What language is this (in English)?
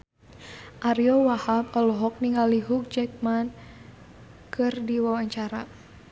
Sundanese